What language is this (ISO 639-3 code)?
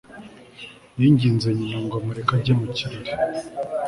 kin